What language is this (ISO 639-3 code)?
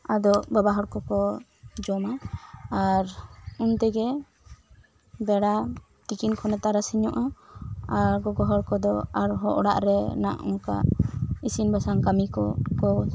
sat